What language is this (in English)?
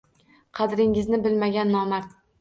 Uzbek